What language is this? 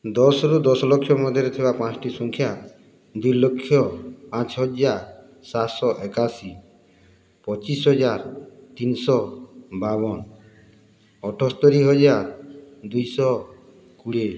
Odia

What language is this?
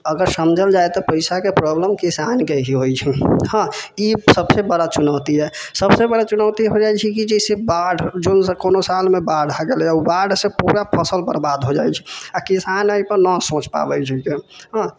Maithili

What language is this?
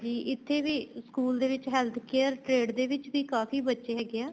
Punjabi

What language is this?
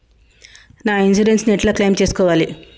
Telugu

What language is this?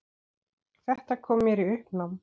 Icelandic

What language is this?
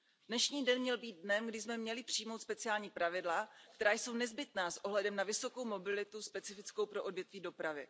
Czech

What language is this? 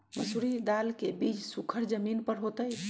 Magahi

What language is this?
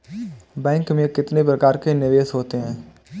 Hindi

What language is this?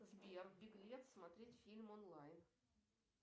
Russian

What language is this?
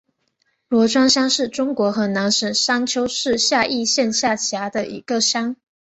Chinese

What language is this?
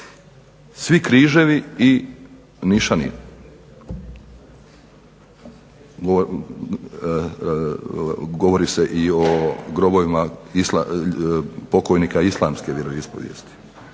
Croatian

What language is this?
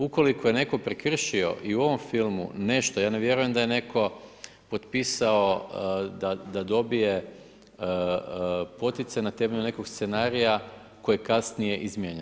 Croatian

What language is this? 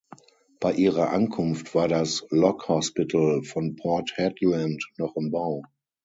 German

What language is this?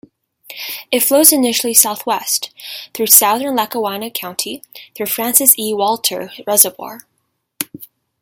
English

